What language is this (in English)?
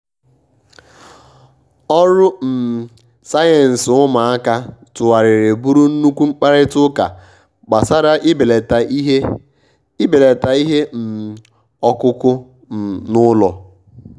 Igbo